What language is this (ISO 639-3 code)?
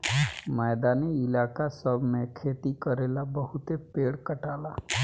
bho